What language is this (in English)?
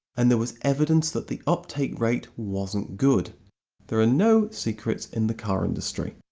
English